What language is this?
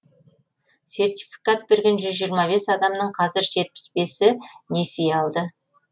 Kazakh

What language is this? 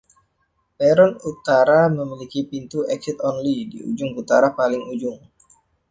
Indonesian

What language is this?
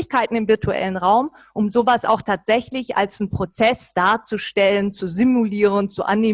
German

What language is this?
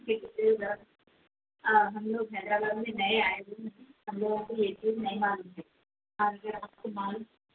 Urdu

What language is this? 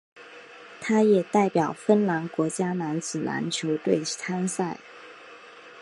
Chinese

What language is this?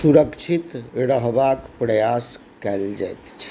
Maithili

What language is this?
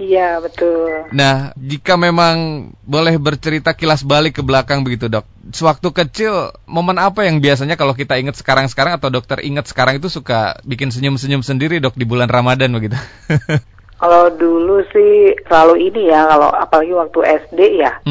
Indonesian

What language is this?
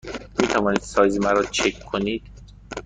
Persian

